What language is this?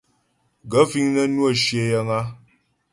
Ghomala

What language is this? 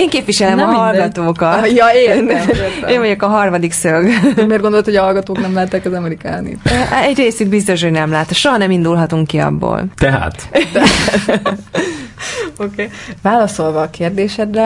Hungarian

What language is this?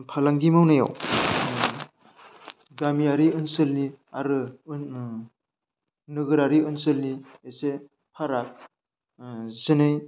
Bodo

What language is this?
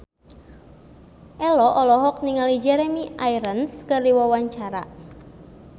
Sundanese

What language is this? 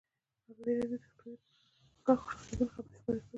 Pashto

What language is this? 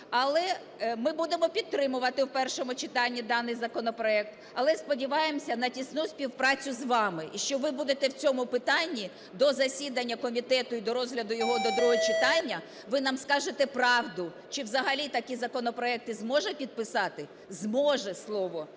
Ukrainian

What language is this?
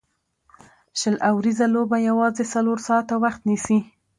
Pashto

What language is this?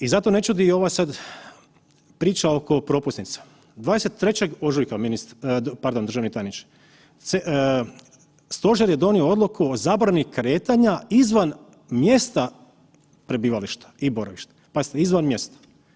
Croatian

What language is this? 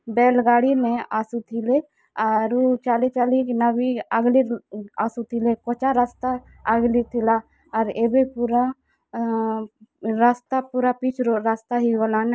Odia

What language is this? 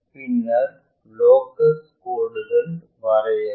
Tamil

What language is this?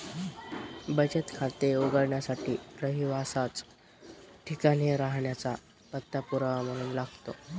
Marathi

